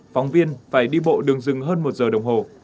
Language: Vietnamese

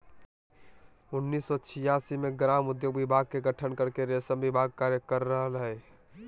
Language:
Magahi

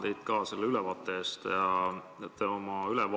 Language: Estonian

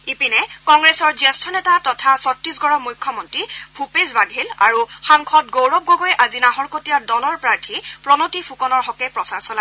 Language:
Assamese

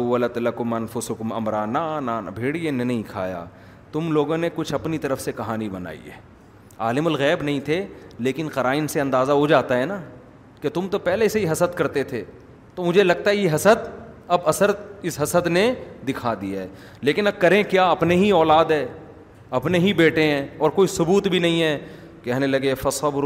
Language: Urdu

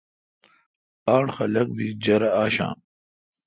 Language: Kalkoti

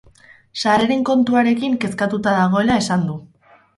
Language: Basque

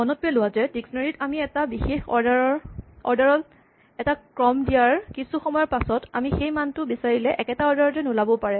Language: Assamese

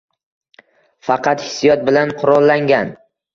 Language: Uzbek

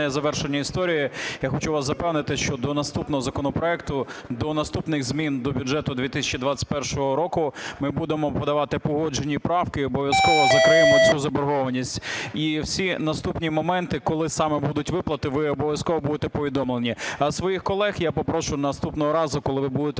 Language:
Ukrainian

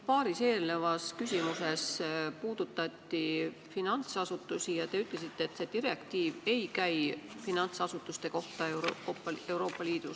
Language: Estonian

